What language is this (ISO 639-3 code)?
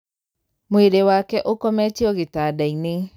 kik